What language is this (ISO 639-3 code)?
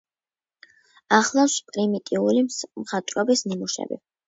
kat